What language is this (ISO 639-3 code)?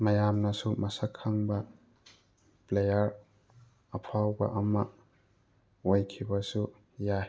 mni